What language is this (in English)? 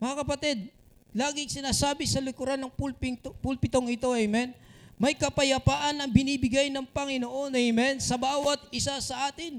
Filipino